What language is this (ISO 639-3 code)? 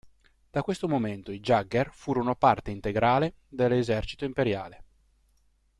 ita